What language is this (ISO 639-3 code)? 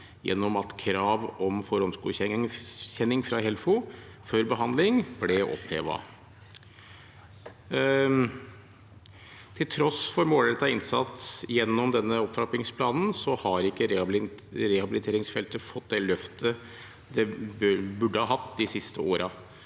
nor